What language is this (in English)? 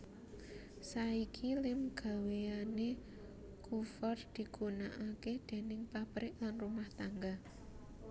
Javanese